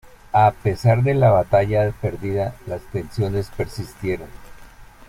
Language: Spanish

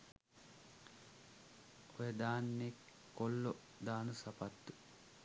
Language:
Sinhala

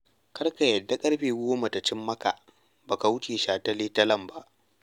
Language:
Hausa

